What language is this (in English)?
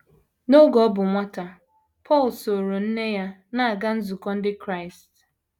Igbo